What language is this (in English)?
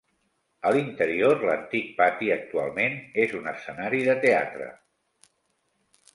Catalan